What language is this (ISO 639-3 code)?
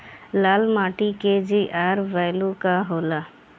bho